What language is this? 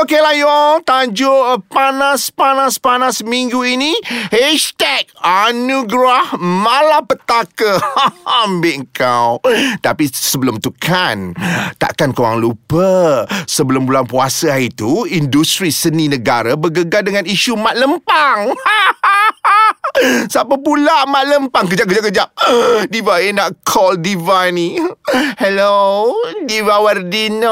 Malay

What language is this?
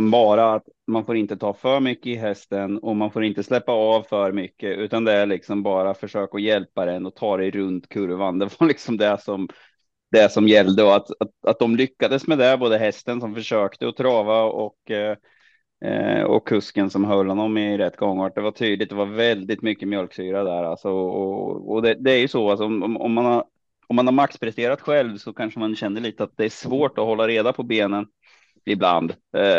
Swedish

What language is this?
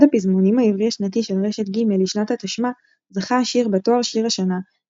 Hebrew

